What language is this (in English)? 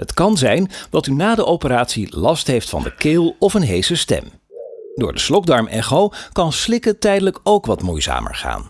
Dutch